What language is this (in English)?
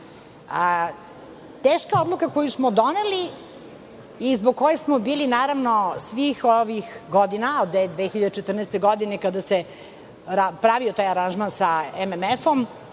Serbian